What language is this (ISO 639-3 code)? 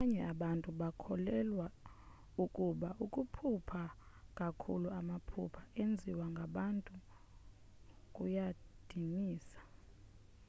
xho